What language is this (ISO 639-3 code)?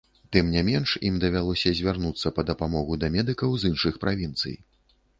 bel